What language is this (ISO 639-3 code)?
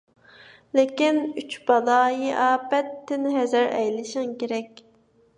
uig